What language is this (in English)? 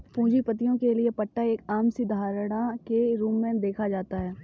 Hindi